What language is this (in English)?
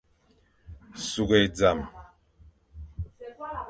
Fang